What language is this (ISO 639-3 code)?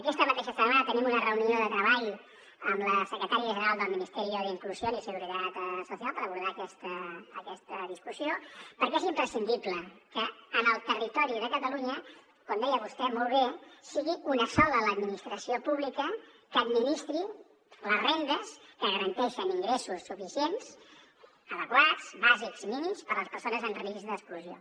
cat